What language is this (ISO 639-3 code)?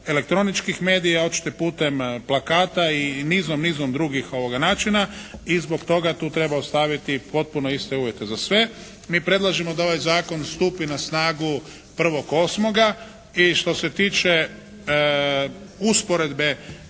hrv